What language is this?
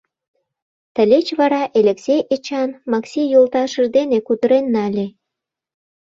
Mari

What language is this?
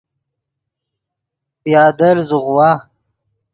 Yidgha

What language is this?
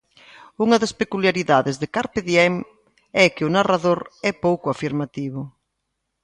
Galician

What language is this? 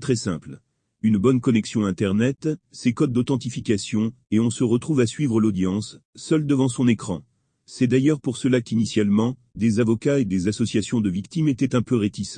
French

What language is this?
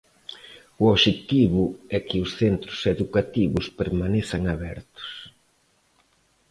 Galician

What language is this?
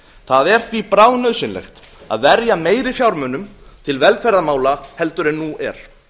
Icelandic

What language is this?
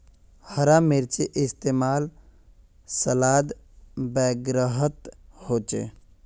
Magahi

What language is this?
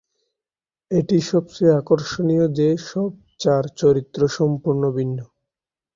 Bangla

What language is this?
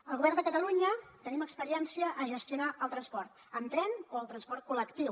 Catalan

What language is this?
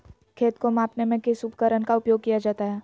Magahi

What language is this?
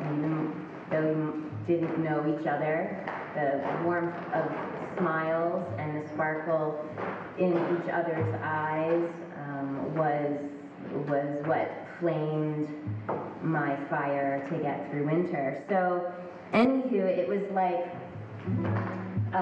English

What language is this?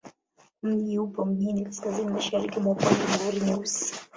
Swahili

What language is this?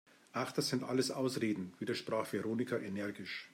German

